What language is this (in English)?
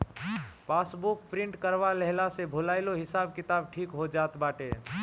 Bhojpuri